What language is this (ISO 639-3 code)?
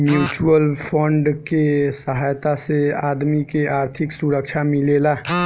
bho